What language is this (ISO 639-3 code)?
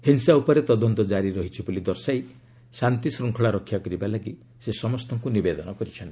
ori